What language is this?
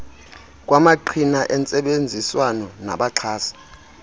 Xhosa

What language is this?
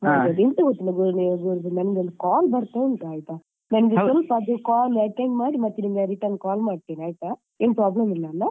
Kannada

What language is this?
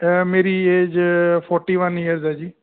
Punjabi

